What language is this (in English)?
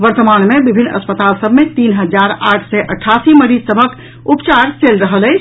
Maithili